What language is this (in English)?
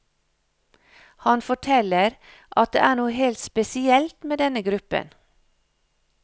Norwegian